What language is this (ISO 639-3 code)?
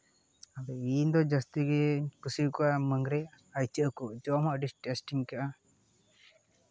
sat